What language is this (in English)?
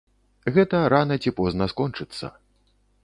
Belarusian